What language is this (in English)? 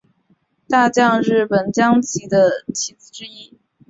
Chinese